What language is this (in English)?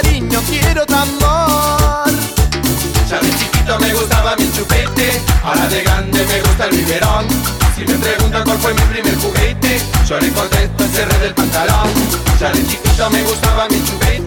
Japanese